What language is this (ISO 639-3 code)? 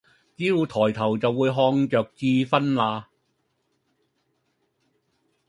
yue